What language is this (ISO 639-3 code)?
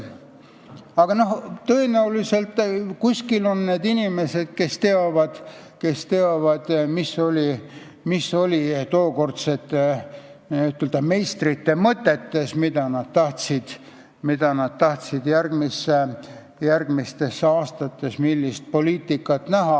est